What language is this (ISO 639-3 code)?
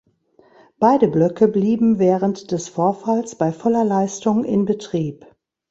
deu